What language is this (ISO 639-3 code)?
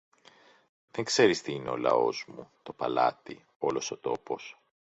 ell